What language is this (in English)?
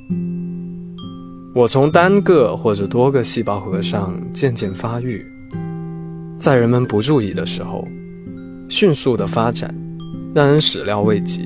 Chinese